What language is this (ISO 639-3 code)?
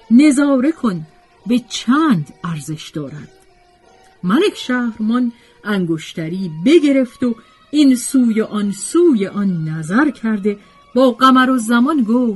fas